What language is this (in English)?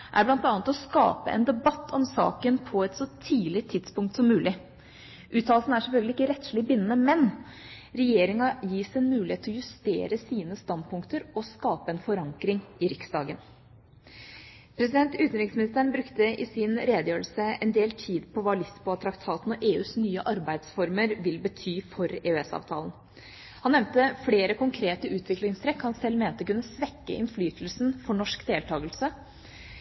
Norwegian Bokmål